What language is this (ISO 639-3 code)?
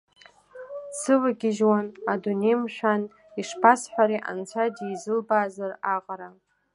abk